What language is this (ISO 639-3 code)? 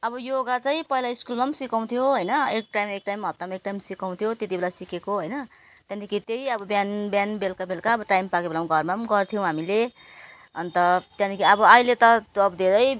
nep